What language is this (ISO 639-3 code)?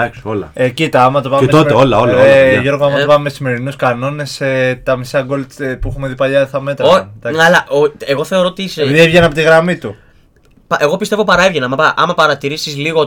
ell